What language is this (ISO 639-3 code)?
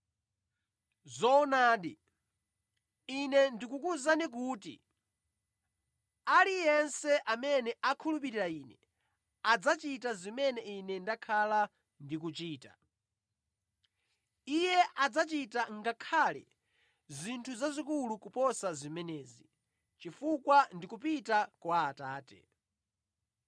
nya